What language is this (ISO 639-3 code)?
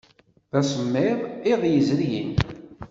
kab